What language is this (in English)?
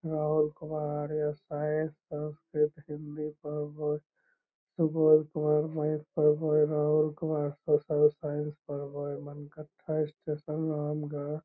Magahi